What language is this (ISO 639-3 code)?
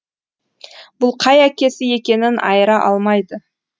kaz